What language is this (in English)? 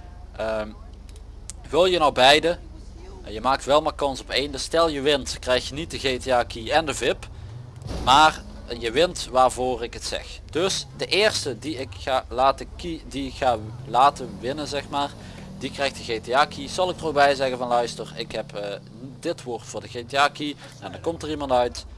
Dutch